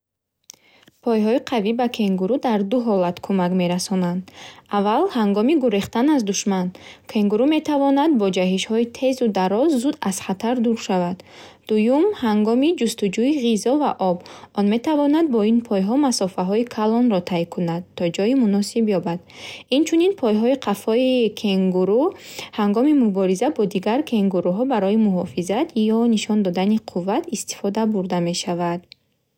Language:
Bukharic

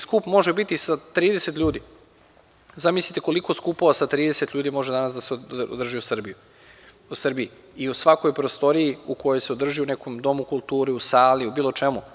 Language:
Serbian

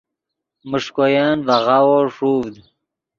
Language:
Yidgha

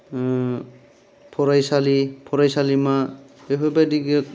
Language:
Bodo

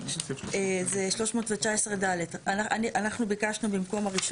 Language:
Hebrew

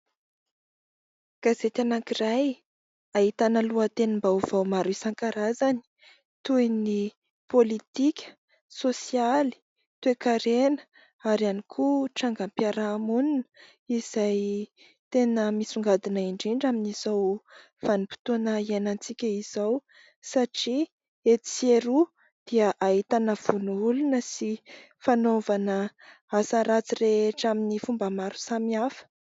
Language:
Malagasy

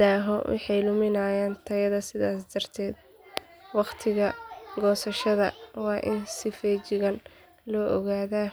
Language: Somali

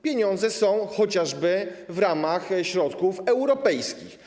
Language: Polish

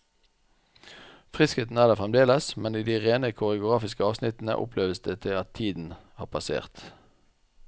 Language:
Norwegian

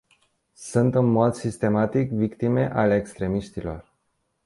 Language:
Romanian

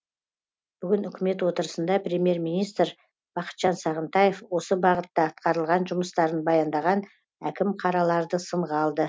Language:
Kazakh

